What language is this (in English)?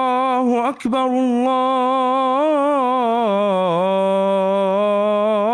Arabic